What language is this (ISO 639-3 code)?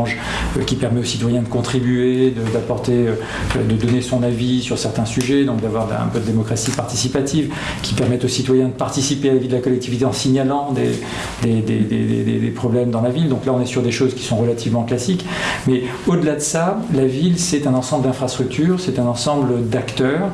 fra